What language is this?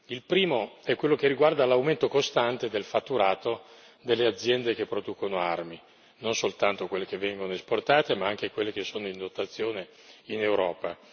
Italian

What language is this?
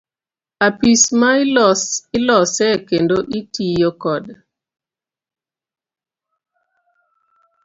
Luo (Kenya and Tanzania)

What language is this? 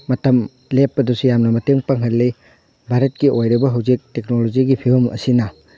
Manipuri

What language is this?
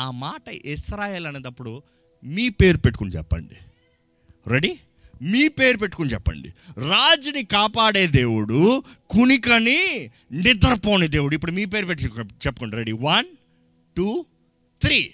Telugu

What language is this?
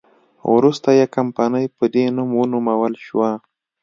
Pashto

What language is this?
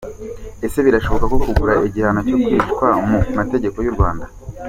Kinyarwanda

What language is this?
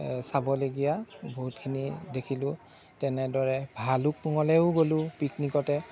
Assamese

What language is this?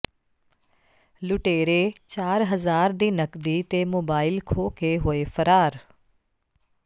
Punjabi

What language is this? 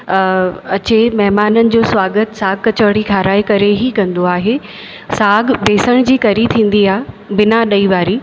Sindhi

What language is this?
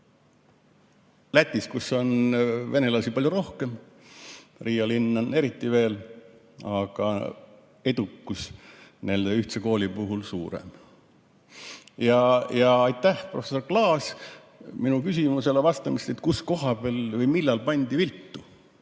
Estonian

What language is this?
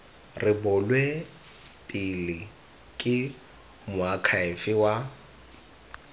Tswana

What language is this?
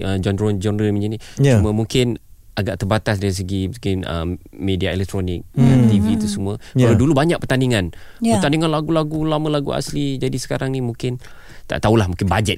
Malay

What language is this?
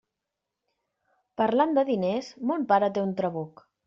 Catalan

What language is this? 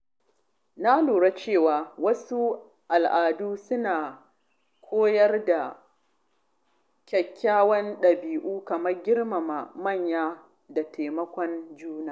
Hausa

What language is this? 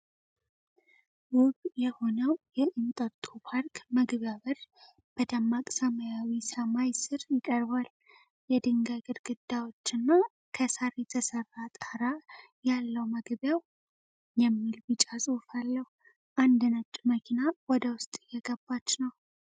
Amharic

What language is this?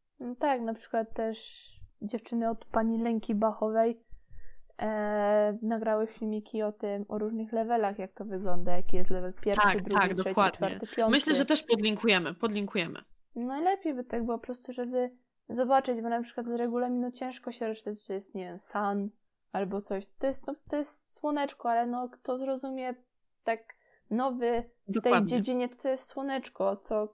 Polish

